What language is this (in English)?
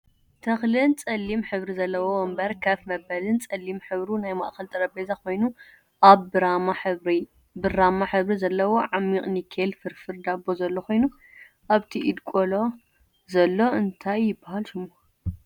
Tigrinya